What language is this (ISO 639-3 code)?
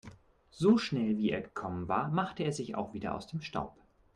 deu